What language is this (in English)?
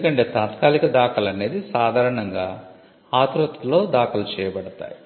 Telugu